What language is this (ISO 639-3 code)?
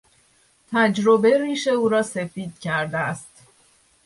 fas